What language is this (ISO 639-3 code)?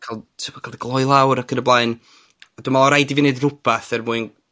cym